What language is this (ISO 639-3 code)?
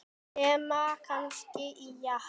isl